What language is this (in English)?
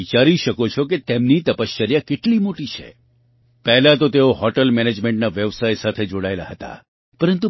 Gujarati